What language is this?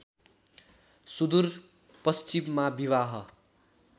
Nepali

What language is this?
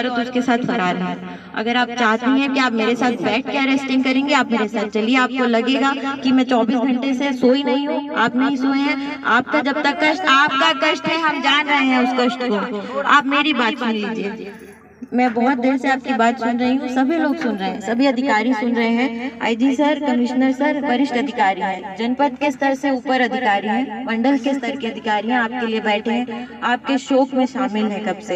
Hindi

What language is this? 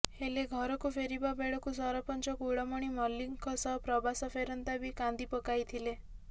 Odia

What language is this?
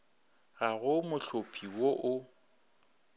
Northern Sotho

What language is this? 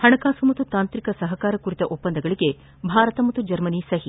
Kannada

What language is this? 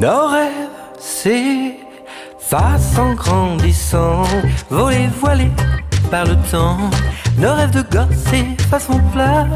French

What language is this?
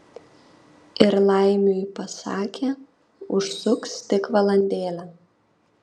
Lithuanian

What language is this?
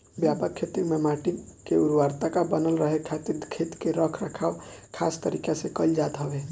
Bhojpuri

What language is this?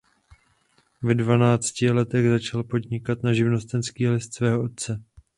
Czech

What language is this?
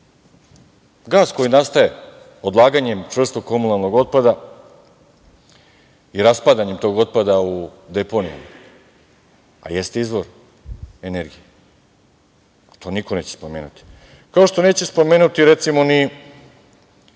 Serbian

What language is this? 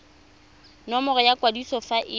Tswana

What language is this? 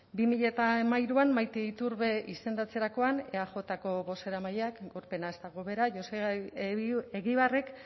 Basque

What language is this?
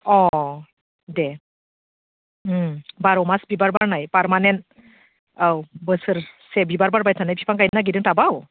Bodo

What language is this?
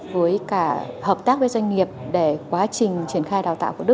Vietnamese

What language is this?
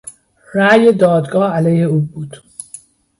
Persian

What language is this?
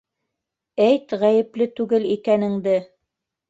Bashkir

